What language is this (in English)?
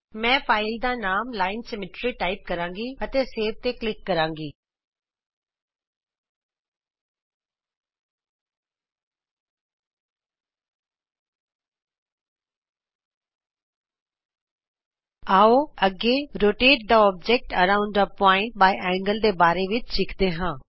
Punjabi